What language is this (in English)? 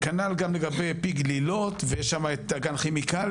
Hebrew